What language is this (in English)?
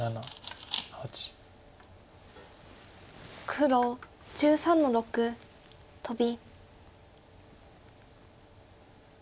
Japanese